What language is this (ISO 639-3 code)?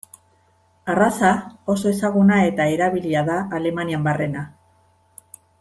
eus